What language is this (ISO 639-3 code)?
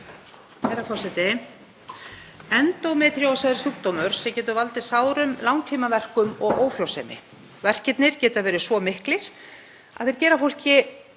isl